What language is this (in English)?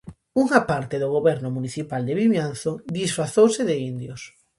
Galician